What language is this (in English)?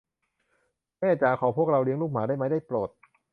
Thai